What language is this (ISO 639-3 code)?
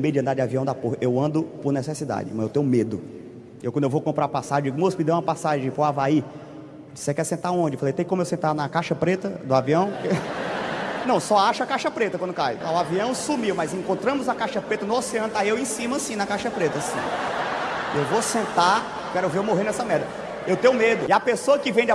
por